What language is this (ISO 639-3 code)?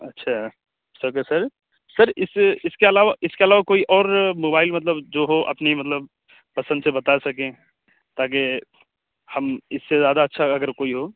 urd